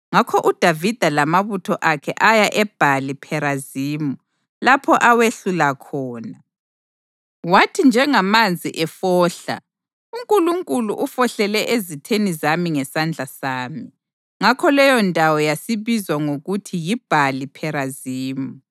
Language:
North Ndebele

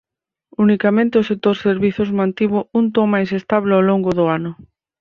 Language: Galician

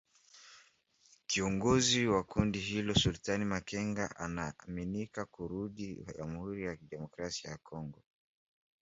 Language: Swahili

